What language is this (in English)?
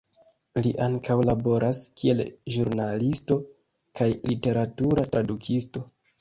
Esperanto